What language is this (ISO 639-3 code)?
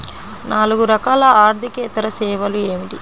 tel